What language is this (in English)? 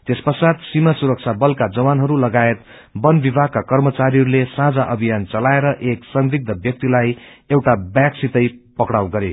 Nepali